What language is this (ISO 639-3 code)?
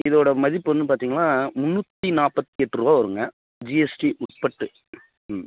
tam